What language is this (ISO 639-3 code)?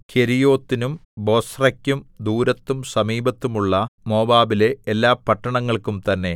mal